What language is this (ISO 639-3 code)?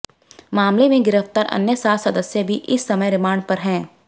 hin